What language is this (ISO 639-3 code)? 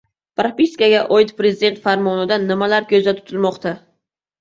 uzb